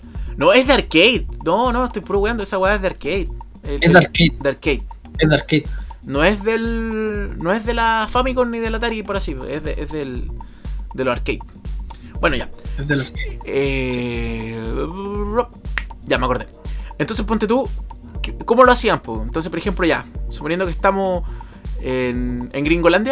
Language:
Spanish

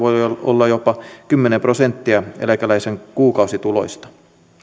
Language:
Finnish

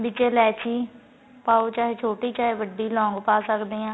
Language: Punjabi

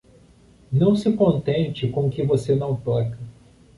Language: Portuguese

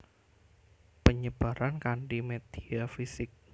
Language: Javanese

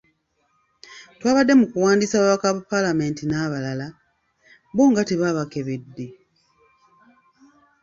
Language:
Ganda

